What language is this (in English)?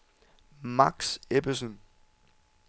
Danish